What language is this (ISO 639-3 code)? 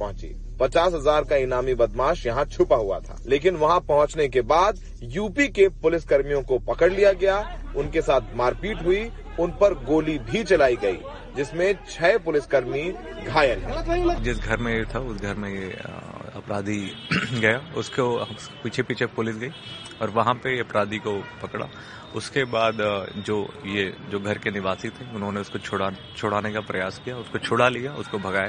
hin